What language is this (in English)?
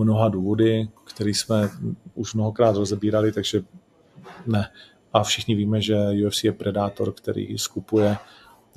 Czech